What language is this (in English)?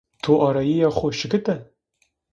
Zaza